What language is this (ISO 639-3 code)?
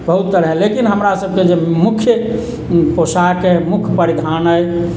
mai